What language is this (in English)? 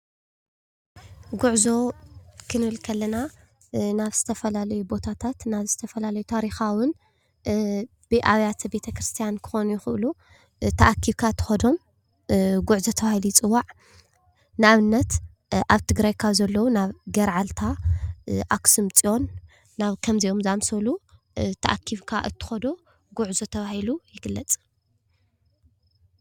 Tigrinya